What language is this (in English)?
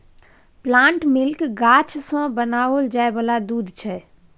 Maithili